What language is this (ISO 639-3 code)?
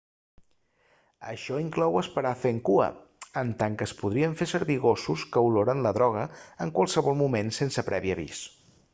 cat